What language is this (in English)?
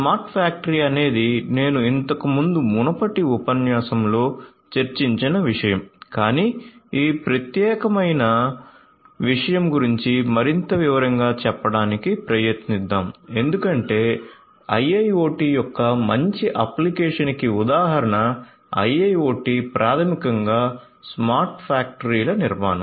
Telugu